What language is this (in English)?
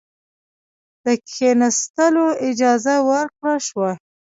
Pashto